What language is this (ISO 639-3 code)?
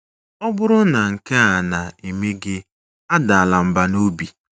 ibo